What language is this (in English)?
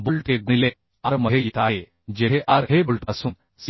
Marathi